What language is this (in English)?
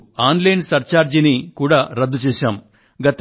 Telugu